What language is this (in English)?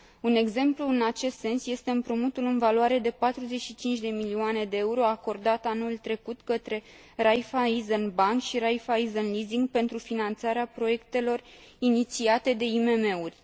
Romanian